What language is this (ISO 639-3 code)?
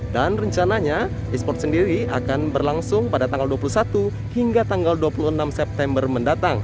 ind